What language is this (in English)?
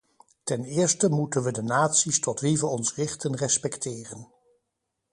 Dutch